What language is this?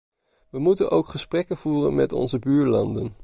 Dutch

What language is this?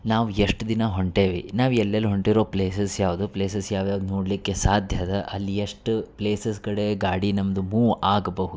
Kannada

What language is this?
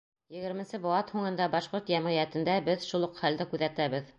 Bashkir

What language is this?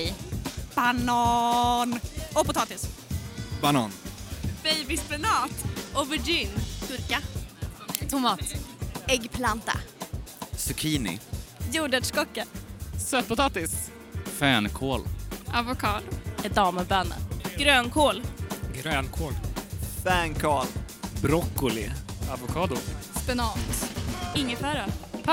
Swedish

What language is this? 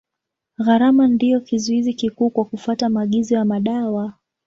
Swahili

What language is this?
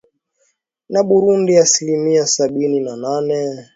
Swahili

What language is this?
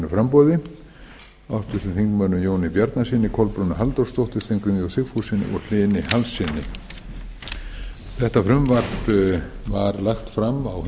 Icelandic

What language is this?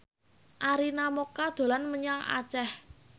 Javanese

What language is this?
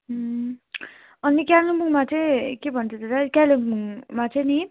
Nepali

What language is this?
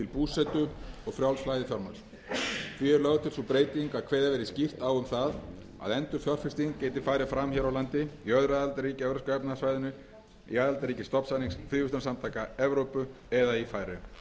Icelandic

